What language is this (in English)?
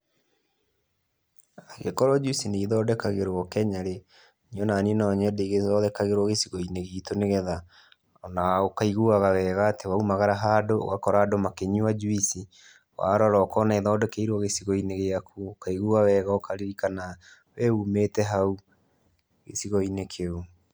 Kikuyu